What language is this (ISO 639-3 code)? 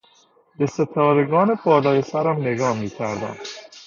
fas